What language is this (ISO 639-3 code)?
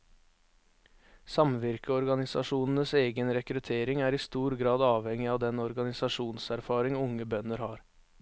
nor